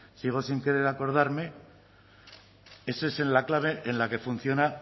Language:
Spanish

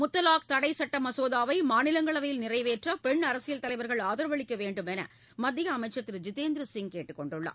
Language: Tamil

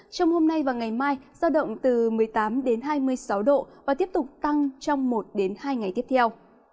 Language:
Vietnamese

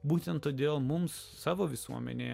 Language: Lithuanian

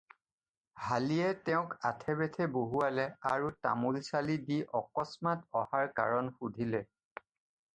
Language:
Assamese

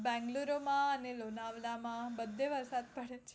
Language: Gujarati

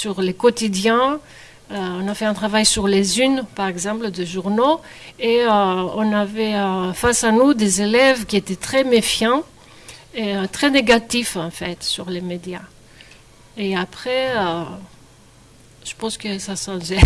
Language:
French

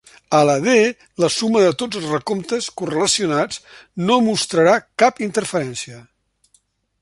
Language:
Catalan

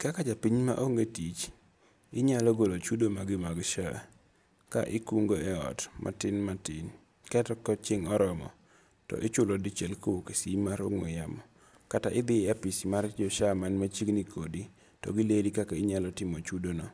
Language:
Luo (Kenya and Tanzania)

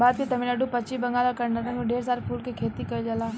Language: Bhojpuri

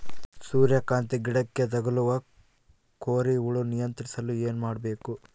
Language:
Kannada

